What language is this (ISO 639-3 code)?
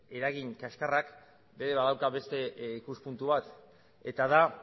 eus